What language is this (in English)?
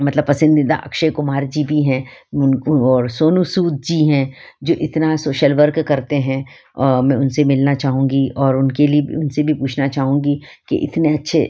Hindi